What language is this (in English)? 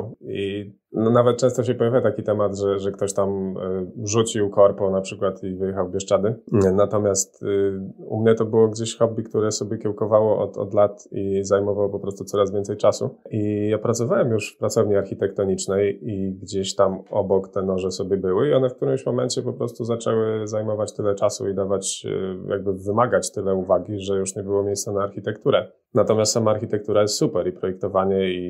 Polish